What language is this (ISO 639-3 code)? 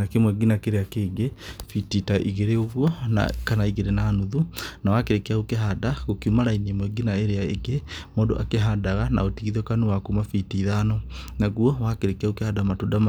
kik